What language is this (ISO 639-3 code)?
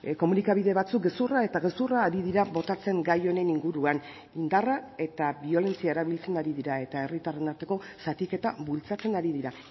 eus